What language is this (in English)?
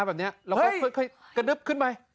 Thai